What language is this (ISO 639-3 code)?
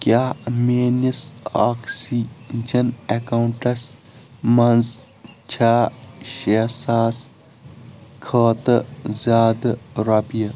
kas